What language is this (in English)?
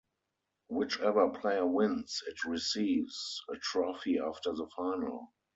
English